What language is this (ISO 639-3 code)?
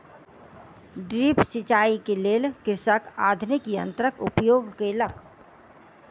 mai